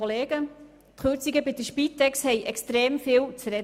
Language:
Swiss German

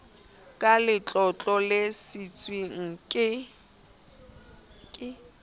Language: Southern Sotho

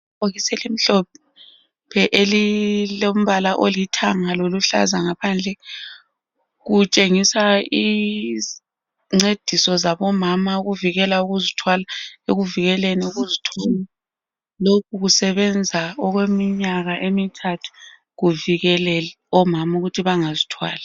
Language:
North Ndebele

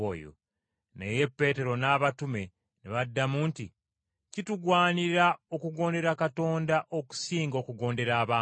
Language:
Ganda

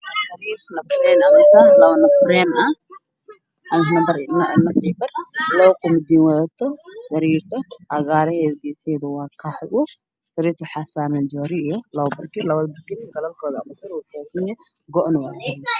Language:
Somali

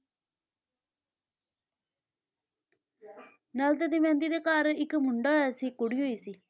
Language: Punjabi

